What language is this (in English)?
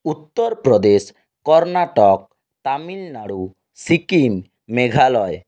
Bangla